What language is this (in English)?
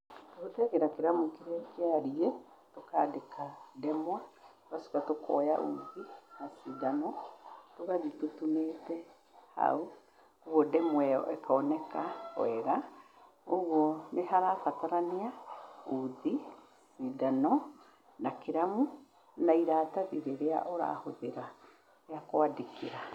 Kikuyu